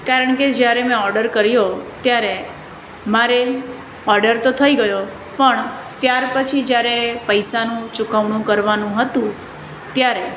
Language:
Gujarati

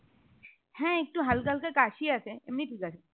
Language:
Bangla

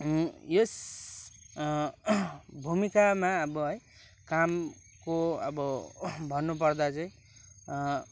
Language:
Nepali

